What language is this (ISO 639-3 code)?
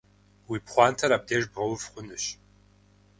kbd